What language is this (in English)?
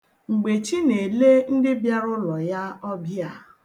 Igbo